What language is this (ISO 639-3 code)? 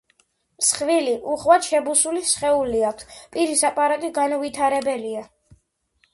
kat